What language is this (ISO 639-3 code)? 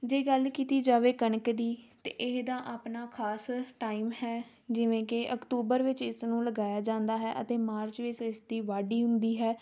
pan